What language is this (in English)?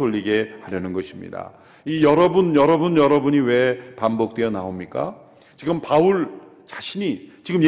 Korean